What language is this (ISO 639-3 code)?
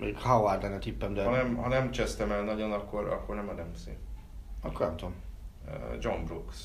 hun